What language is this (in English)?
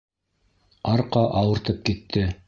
Bashkir